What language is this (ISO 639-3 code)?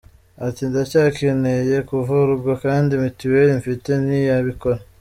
kin